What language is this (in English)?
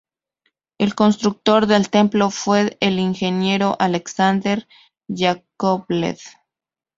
Spanish